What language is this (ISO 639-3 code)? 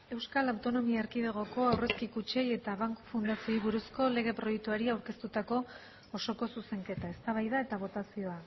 eus